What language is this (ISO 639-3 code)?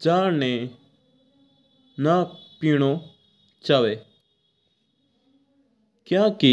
mtr